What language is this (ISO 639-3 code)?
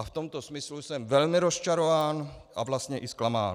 ces